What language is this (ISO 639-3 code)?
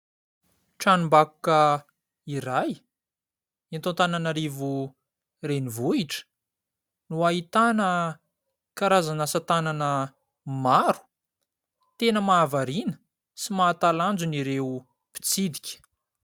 mlg